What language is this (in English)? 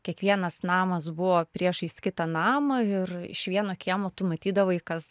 Lithuanian